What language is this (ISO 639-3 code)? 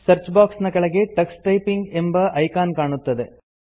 kan